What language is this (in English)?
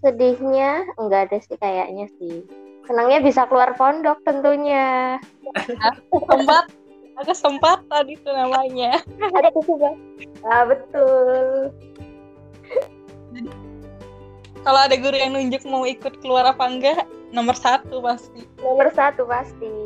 Indonesian